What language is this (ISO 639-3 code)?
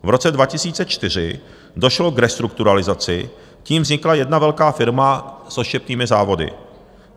ces